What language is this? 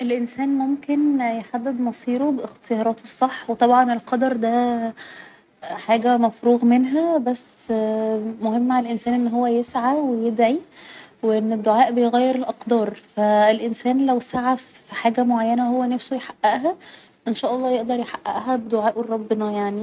Egyptian Arabic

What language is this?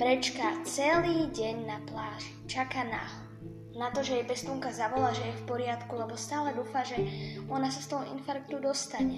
Slovak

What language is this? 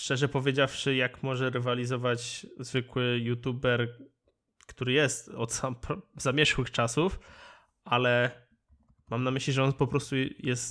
Polish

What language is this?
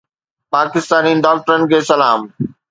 Sindhi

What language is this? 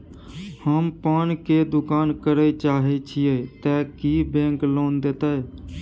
Maithili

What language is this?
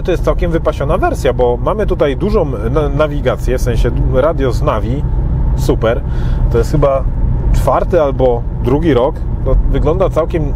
Polish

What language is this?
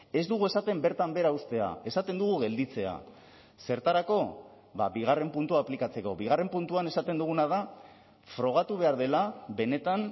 Basque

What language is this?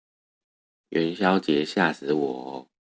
Chinese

